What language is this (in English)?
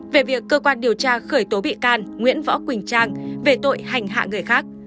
Vietnamese